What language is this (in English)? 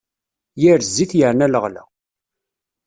Kabyle